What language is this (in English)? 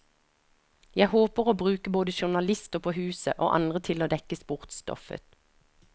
Norwegian